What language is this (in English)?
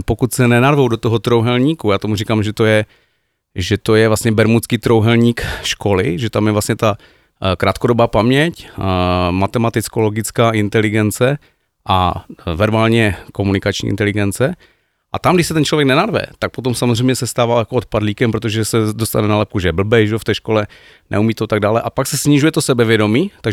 Czech